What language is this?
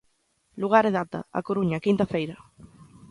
Galician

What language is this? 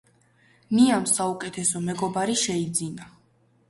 Georgian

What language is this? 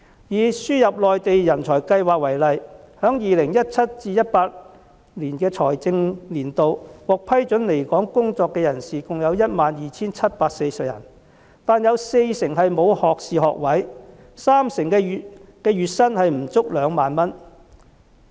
Cantonese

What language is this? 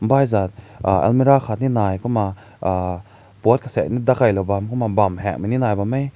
Rongmei Naga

